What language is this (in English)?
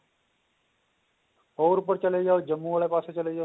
Punjabi